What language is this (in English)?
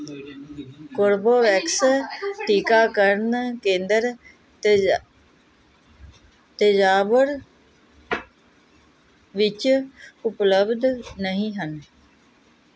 Punjabi